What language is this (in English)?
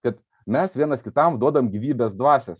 Lithuanian